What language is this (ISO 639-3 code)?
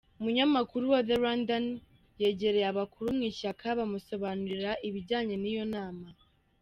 kin